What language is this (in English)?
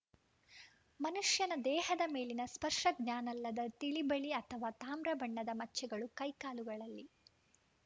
Kannada